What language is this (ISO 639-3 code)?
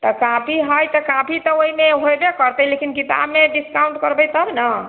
mai